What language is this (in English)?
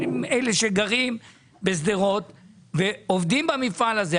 Hebrew